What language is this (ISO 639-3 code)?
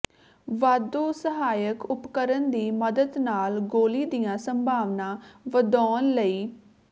pan